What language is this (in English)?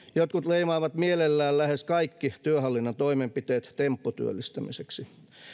Finnish